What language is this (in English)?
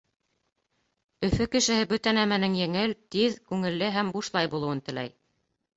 Bashkir